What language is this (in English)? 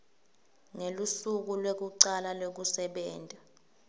Swati